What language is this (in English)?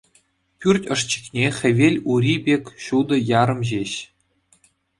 Chuvash